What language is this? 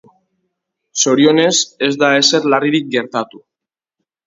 Basque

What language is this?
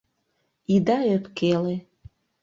Mari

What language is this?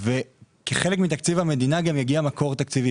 Hebrew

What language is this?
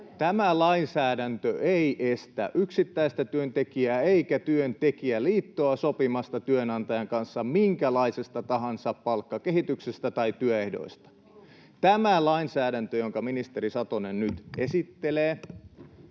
Finnish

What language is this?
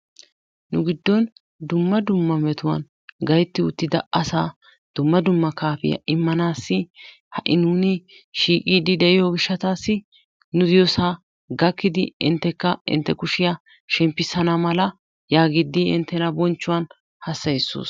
Wolaytta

